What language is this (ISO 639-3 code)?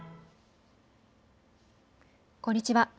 jpn